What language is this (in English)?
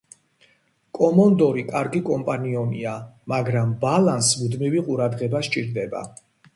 Georgian